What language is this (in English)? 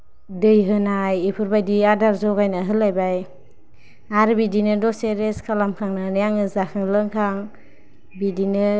Bodo